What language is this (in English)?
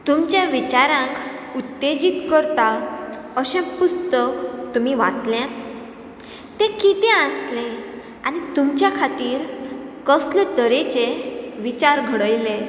Konkani